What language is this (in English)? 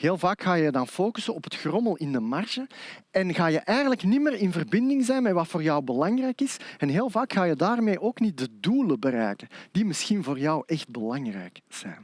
Dutch